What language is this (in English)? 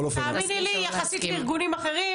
Hebrew